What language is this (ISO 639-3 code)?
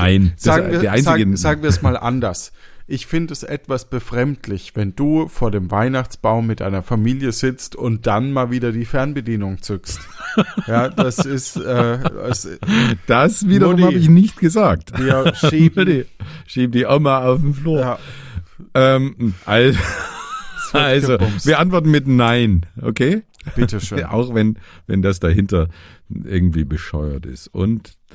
deu